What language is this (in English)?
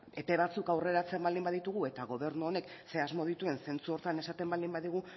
Basque